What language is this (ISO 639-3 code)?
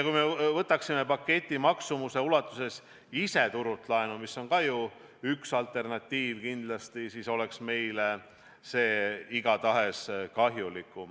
est